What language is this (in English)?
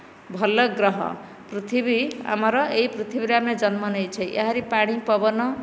Odia